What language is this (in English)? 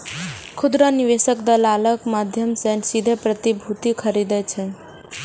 Maithili